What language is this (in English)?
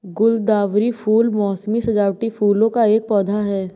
Hindi